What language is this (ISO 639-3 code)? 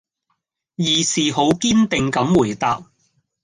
yue